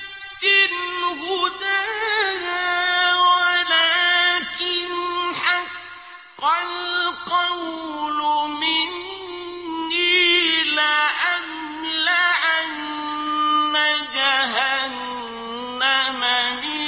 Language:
Arabic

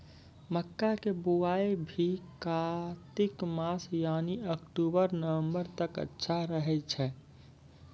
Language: Maithili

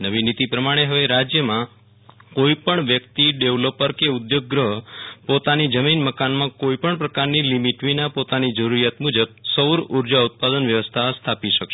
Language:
Gujarati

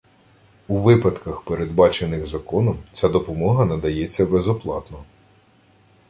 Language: Ukrainian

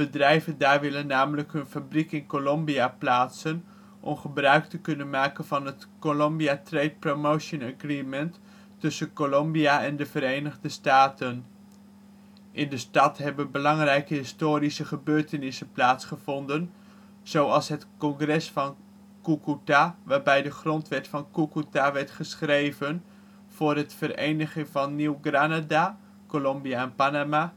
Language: Dutch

